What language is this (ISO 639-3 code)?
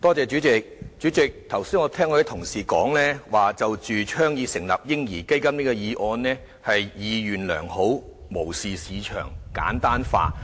yue